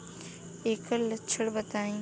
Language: Bhojpuri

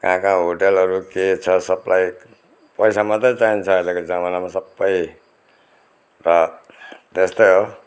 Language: Nepali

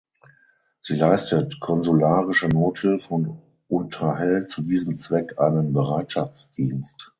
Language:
German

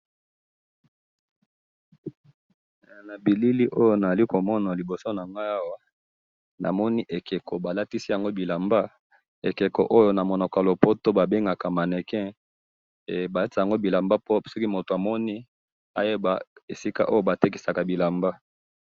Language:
Lingala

